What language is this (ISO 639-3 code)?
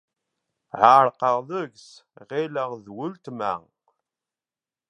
kab